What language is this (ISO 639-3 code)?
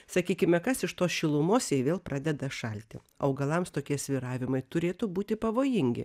lit